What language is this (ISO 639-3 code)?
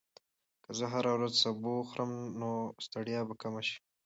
pus